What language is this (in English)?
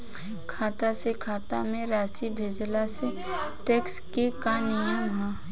Bhojpuri